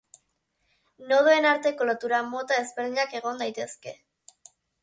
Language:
Basque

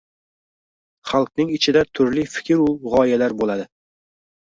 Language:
Uzbek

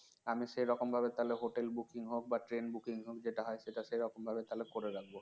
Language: Bangla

